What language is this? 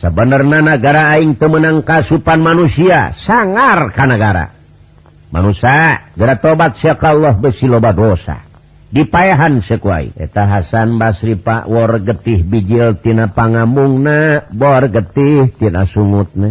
Indonesian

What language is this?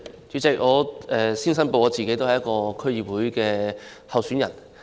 Cantonese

